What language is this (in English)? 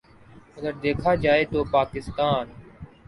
Urdu